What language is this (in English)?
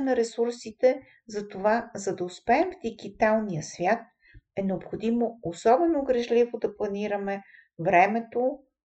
Bulgarian